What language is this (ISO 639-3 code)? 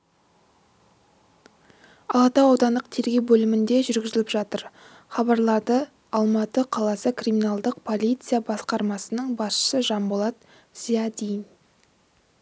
kaz